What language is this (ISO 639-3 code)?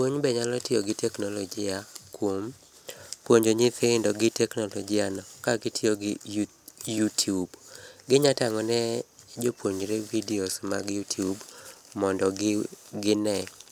luo